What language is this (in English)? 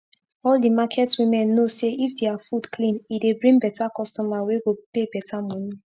Nigerian Pidgin